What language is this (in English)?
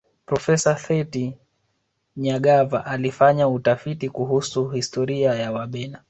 Swahili